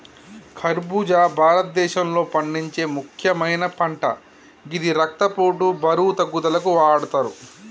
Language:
Telugu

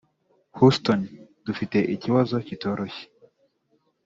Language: Kinyarwanda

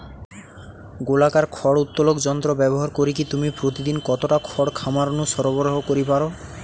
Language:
Bangla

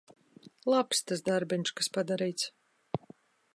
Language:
Latvian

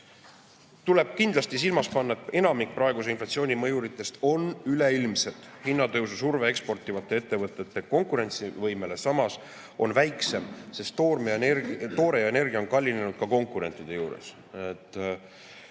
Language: Estonian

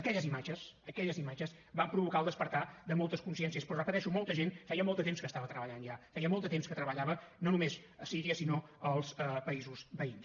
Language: Catalan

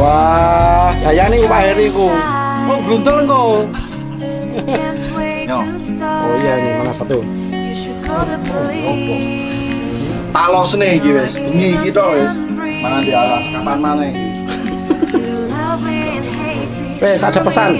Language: Indonesian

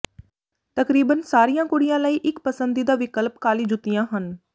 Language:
Punjabi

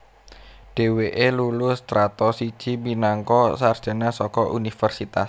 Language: Javanese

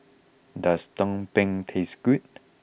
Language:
English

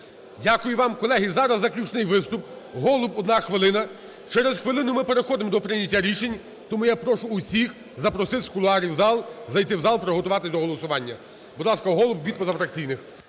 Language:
Ukrainian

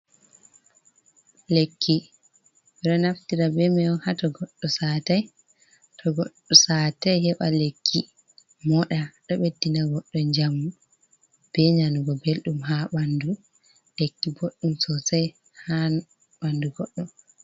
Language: Fula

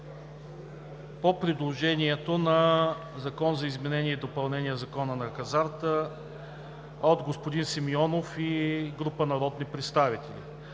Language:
Bulgarian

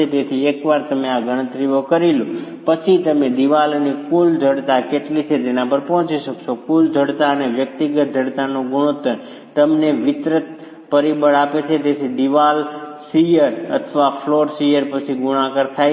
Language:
Gujarati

